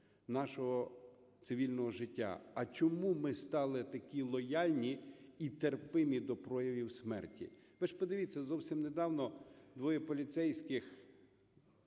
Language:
Ukrainian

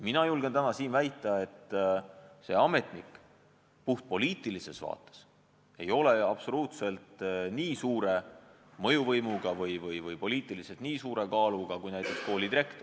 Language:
Estonian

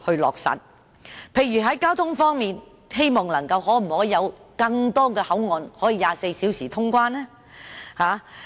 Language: Cantonese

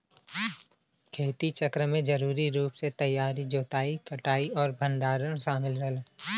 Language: Bhojpuri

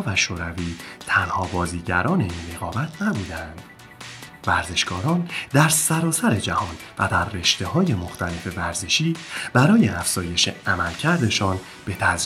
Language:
Persian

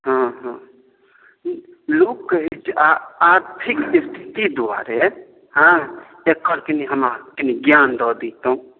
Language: Maithili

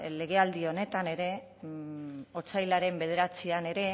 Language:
Basque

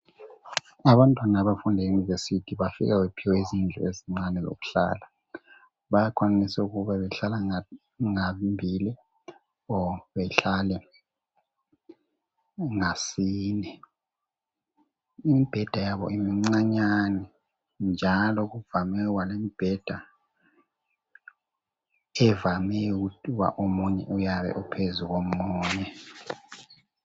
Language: North Ndebele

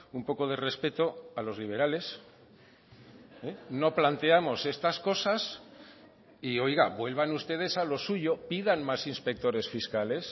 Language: Spanish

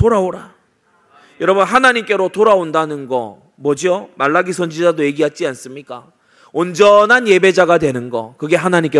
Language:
Korean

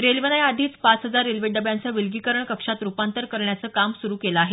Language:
Marathi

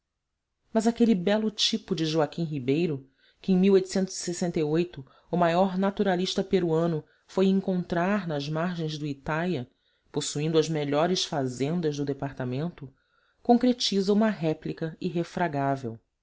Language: Portuguese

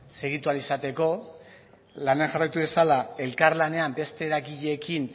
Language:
Basque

